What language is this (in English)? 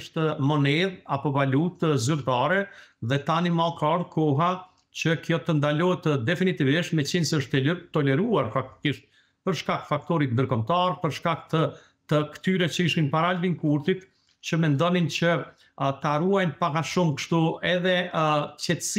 Romanian